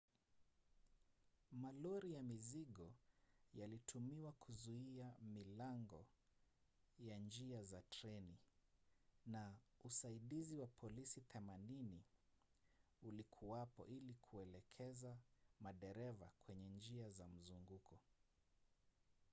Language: Swahili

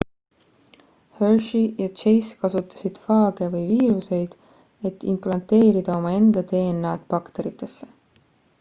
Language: Estonian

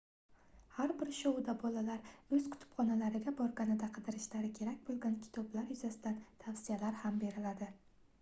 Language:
Uzbek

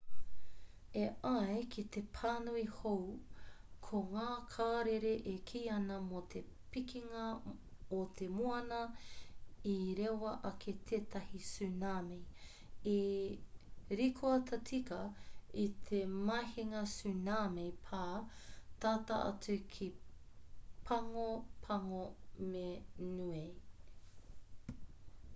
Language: Māori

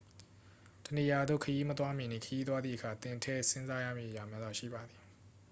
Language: Burmese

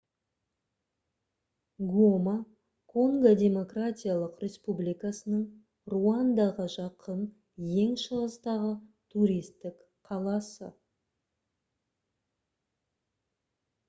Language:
Kazakh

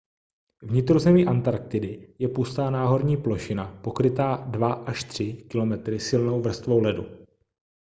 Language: Czech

